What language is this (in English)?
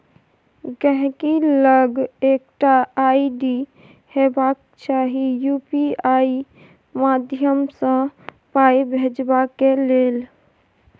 Maithili